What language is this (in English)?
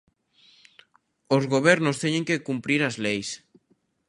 Galician